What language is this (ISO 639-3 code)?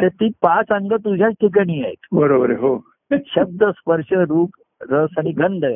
mar